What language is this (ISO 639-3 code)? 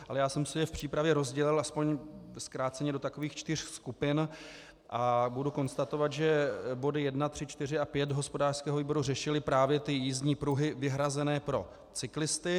ces